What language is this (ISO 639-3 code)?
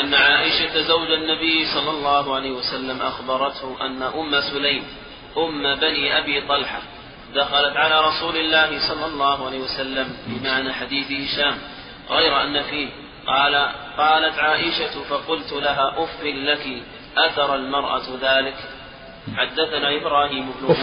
ara